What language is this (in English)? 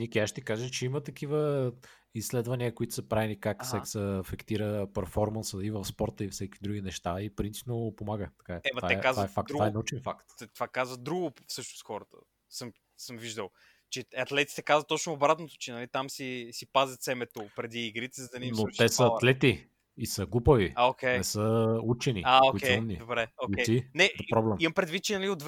Bulgarian